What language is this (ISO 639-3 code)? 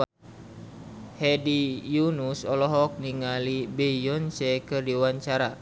sun